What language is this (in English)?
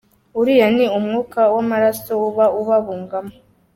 Kinyarwanda